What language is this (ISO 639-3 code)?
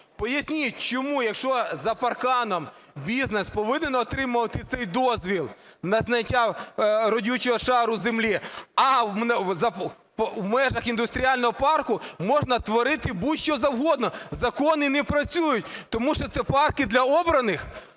ukr